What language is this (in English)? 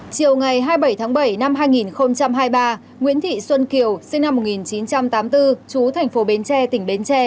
Vietnamese